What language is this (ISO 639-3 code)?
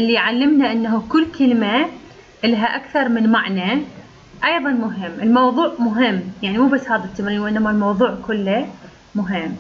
ara